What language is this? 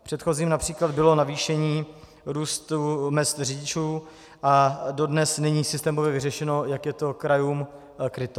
Czech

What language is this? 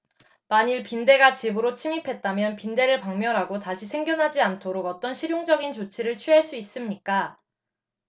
Korean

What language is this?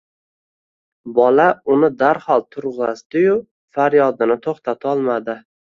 Uzbek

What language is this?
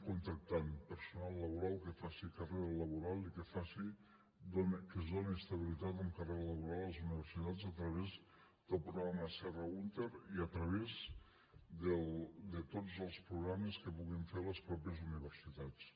Catalan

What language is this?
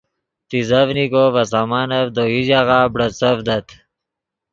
Yidgha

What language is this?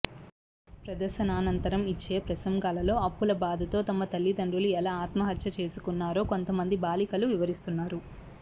Telugu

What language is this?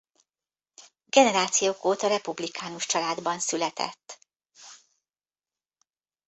Hungarian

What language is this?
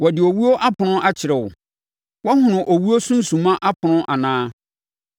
Akan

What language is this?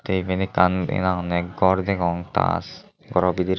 Chakma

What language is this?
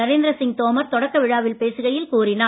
Tamil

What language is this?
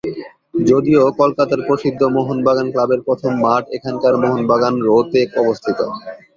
Bangla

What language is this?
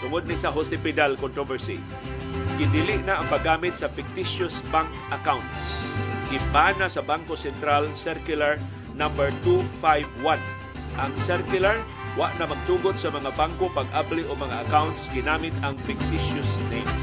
Filipino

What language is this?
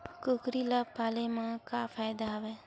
Chhattisgarhi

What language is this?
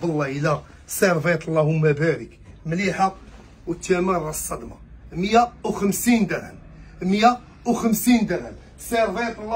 Arabic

